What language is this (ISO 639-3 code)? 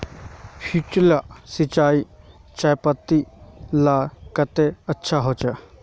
mag